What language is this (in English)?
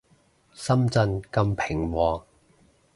Cantonese